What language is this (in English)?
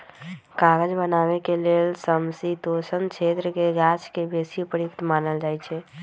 Magahi